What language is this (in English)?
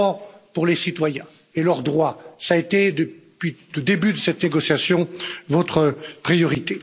French